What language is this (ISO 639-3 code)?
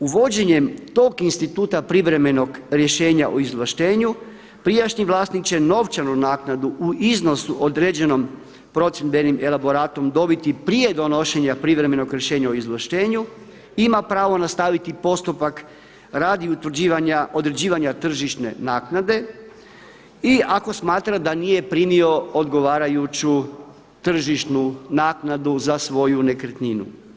hrv